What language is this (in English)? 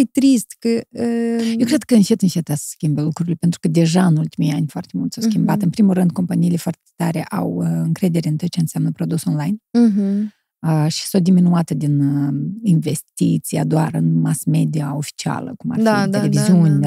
Romanian